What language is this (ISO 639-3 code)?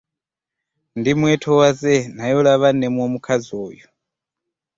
lug